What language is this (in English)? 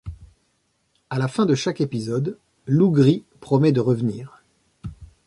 French